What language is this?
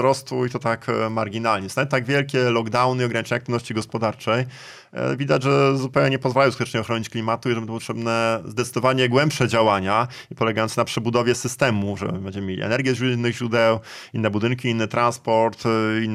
Polish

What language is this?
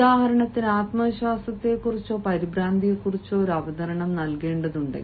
Malayalam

